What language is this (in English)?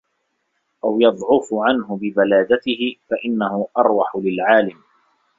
Arabic